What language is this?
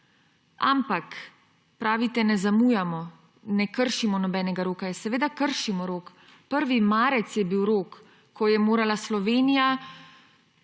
Slovenian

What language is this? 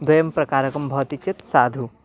Sanskrit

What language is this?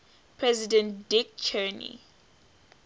English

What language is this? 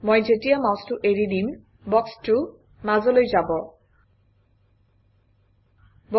Assamese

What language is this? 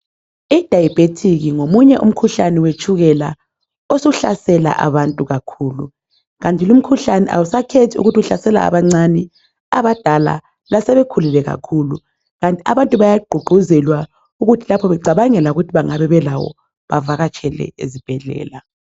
North Ndebele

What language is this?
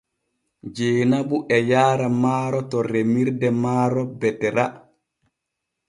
Borgu Fulfulde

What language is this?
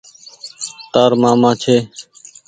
Goaria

